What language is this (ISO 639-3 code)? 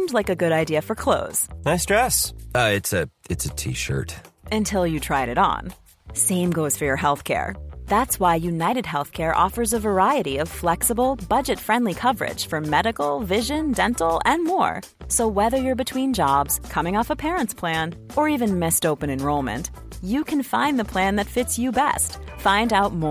fas